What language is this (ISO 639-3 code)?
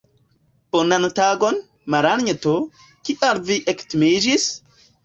epo